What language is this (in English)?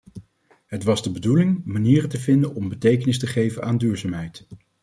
Dutch